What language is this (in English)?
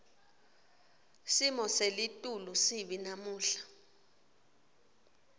Swati